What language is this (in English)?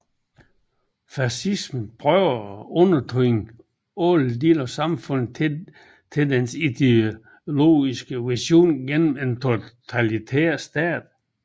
Danish